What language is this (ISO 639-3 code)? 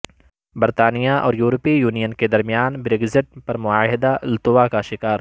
urd